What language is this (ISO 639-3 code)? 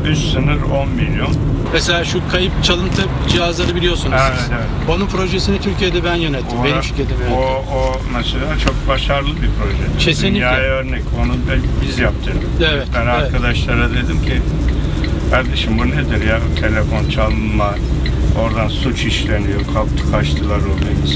tur